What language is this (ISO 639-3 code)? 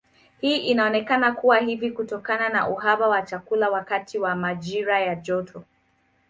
swa